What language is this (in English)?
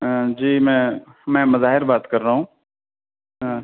Urdu